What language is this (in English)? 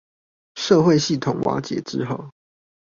Chinese